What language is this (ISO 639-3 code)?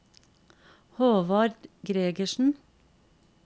nor